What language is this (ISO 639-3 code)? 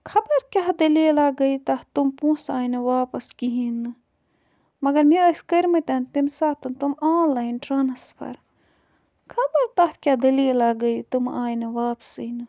kas